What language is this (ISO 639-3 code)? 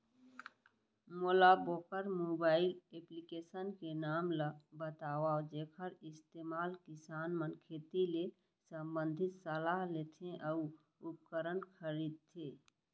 hne